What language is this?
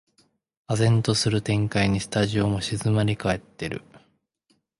Japanese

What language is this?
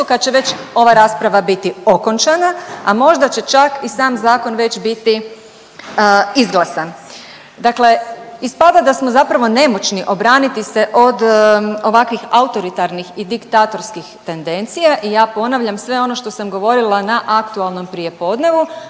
Croatian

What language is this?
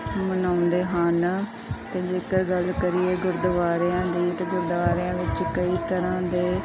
Punjabi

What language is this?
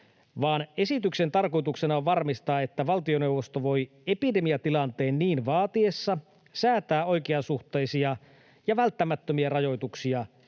Finnish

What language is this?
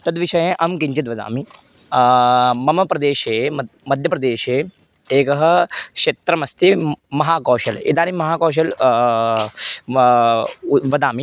Sanskrit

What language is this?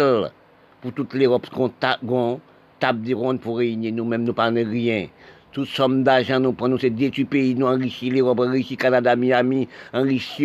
French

